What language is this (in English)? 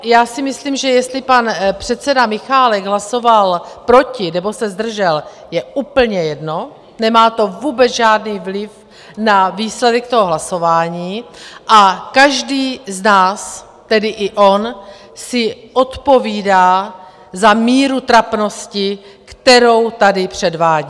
Czech